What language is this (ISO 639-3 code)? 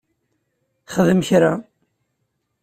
kab